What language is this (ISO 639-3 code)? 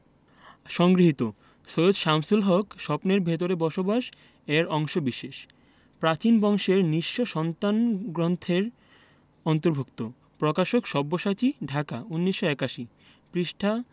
ben